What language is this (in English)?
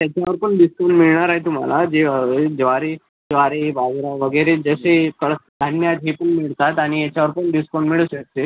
Marathi